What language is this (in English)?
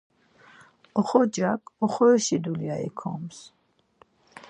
Laz